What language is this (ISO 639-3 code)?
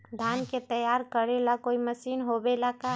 mag